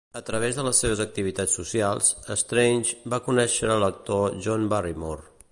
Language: Catalan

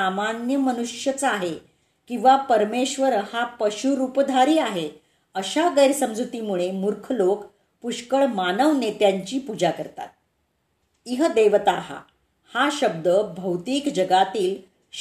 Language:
Marathi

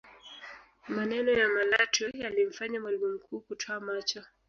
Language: Swahili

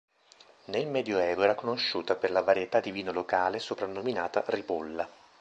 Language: Italian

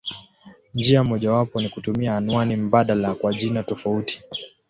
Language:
Swahili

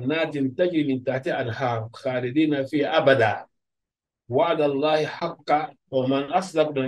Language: Arabic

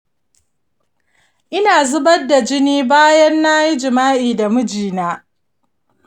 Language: Hausa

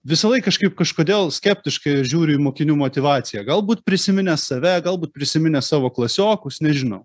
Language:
Lithuanian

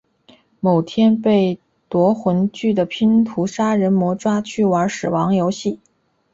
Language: Chinese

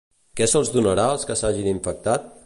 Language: Catalan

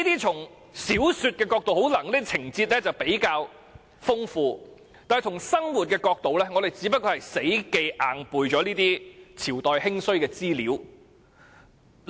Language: Cantonese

